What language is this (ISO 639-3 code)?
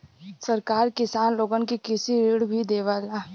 bho